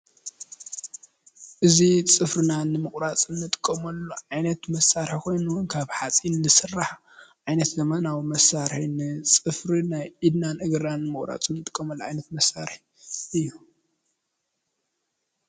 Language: Tigrinya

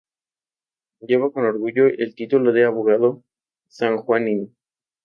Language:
Spanish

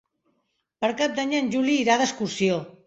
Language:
Catalan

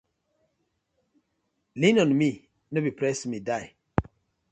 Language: Nigerian Pidgin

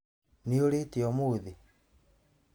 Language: Kikuyu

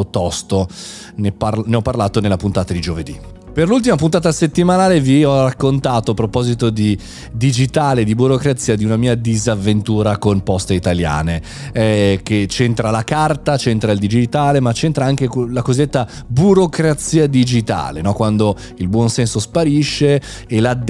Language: Italian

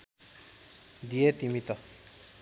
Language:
Nepali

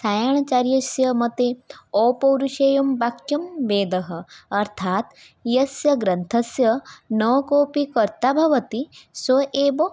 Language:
Sanskrit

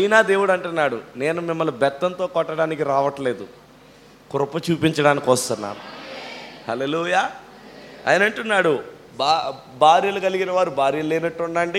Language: Telugu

